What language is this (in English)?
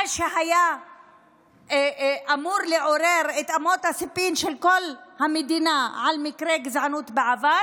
Hebrew